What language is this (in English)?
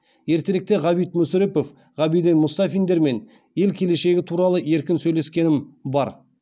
Kazakh